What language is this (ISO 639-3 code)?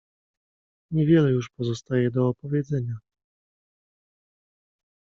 pol